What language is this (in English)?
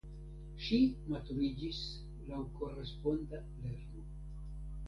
Esperanto